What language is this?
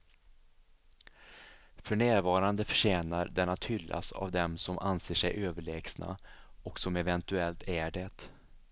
Swedish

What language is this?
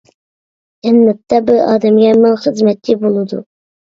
Uyghur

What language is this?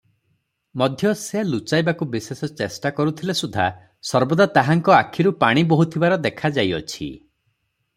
Odia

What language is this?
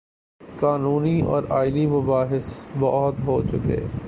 Urdu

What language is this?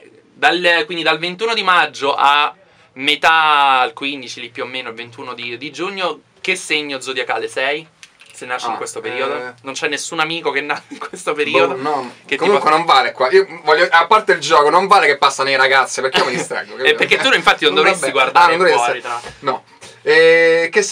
Italian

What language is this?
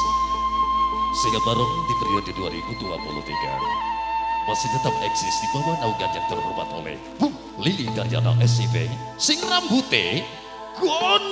Indonesian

